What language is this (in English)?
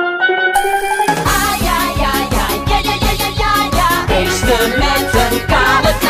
Spanish